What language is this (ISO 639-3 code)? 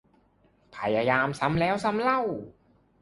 tha